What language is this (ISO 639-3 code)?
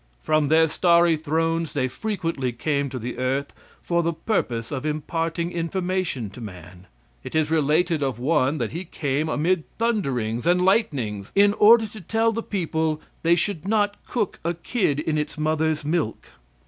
eng